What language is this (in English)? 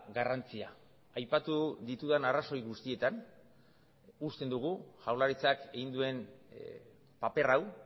Basque